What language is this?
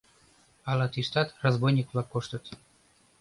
Mari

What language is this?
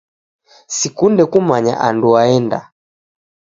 Taita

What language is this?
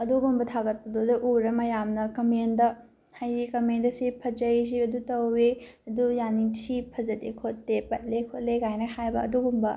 Manipuri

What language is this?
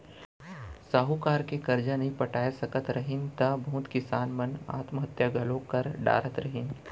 Chhattisgarhi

